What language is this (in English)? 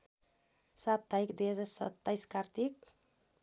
Nepali